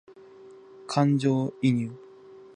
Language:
Japanese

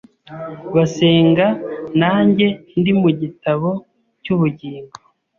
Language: Kinyarwanda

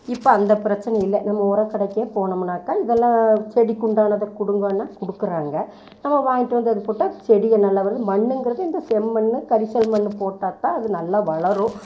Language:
Tamil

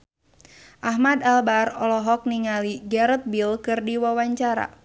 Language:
Sundanese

